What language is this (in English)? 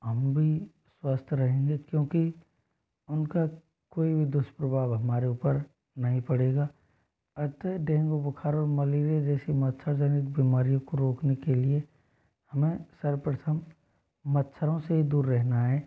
Hindi